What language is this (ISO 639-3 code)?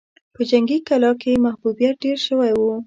pus